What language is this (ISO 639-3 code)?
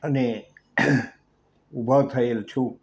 guj